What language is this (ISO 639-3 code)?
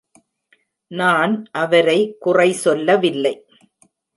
tam